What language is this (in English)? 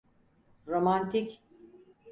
Turkish